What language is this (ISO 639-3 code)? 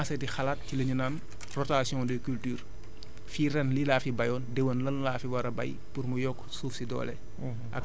wol